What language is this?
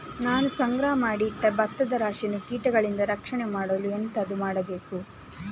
Kannada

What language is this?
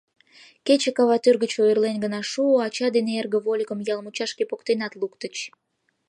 Mari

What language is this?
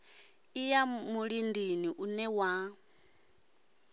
Venda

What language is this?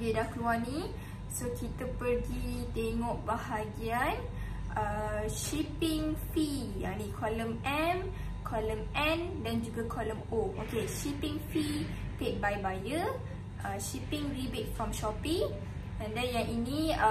Malay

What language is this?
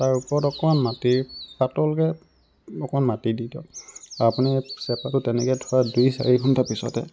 Assamese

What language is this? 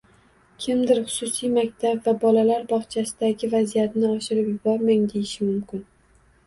Uzbek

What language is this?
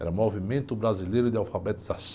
Portuguese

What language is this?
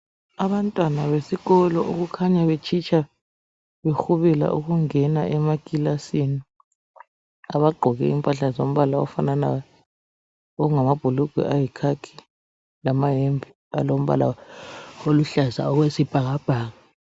North Ndebele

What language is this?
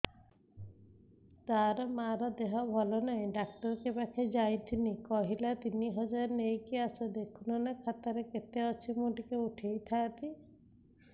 Odia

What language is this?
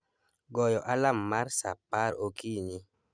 Luo (Kenya and Tanzania)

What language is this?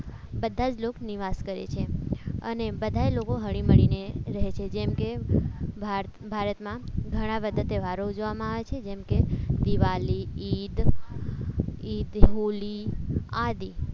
Gujarati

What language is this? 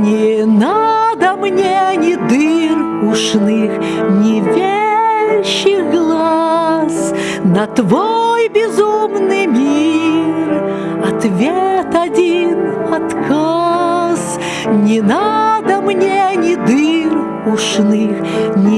Russian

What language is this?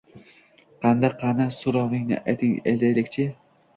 Uzbek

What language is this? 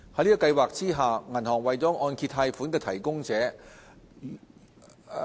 Cantonese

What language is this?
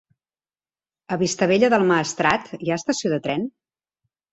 Catalan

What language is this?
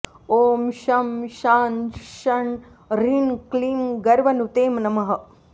Sanskrit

